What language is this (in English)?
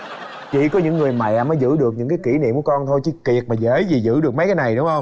Vietnamese